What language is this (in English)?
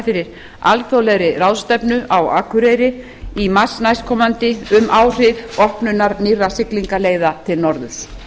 Icelandic